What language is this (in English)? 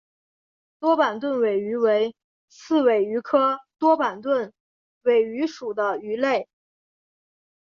Chinese